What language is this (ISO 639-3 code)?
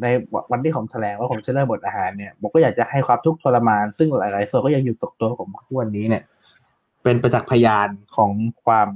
tha